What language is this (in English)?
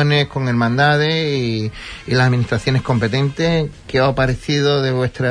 Spanish